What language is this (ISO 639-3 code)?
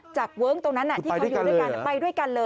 tha